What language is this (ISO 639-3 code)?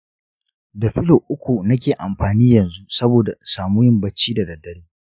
hau